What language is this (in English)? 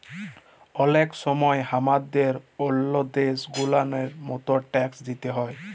Bangla